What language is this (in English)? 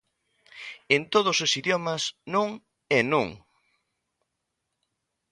Galician